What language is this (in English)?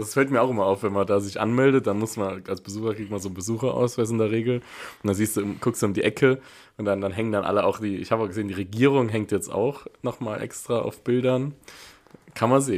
German